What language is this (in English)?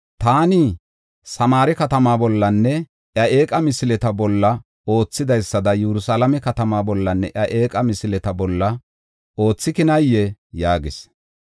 Gofa